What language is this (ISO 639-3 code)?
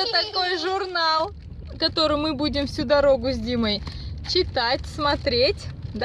rus